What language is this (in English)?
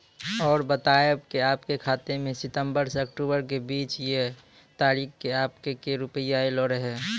Maithili